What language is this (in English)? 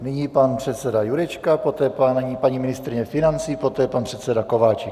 Czech